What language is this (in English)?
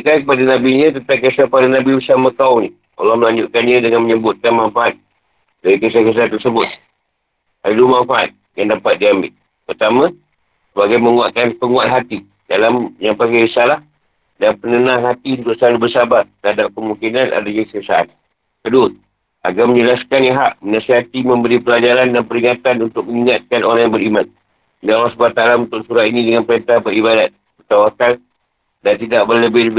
Malay